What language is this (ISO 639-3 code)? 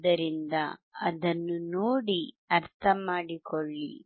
kan